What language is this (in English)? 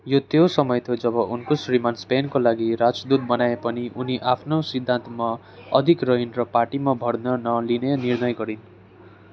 Nepali